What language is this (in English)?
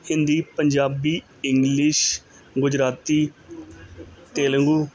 Punjabi